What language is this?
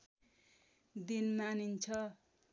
Nepali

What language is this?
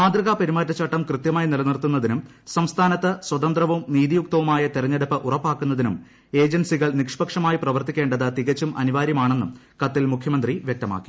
Malayalam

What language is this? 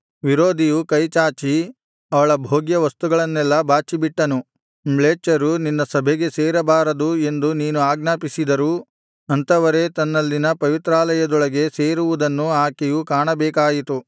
Kannada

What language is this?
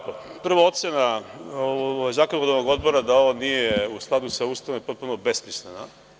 Serbian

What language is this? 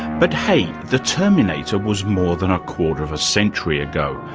English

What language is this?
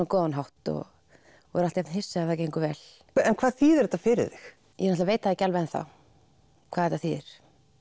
Icelandic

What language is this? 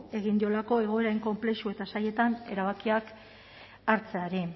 Basque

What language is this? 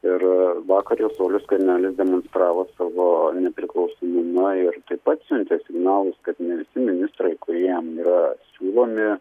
Lithuanian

